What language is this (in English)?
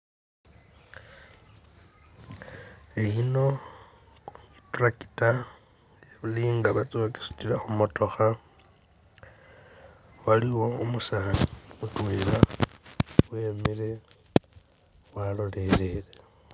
Masaaba